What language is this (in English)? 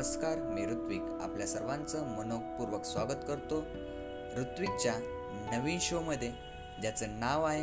Marathi